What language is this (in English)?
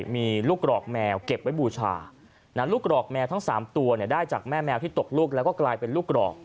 Thai